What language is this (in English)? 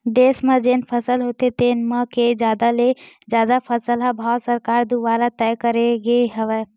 Chhattisgarhi